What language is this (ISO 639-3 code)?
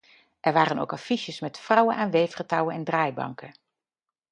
nld